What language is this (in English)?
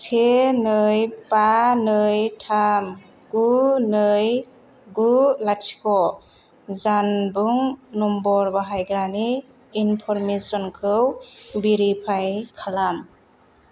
Bodo